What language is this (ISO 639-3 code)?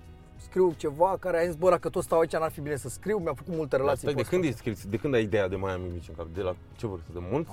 ron